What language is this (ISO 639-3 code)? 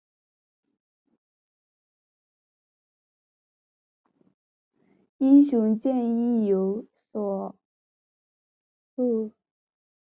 zho